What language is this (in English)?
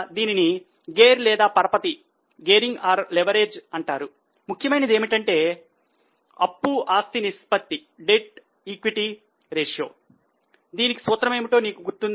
Telugu